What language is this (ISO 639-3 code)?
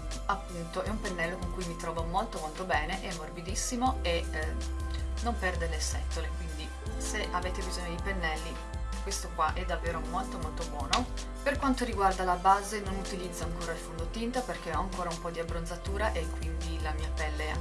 ita